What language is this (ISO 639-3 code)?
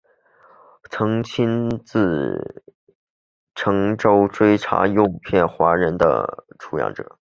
zho